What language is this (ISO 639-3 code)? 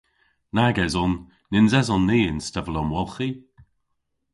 cor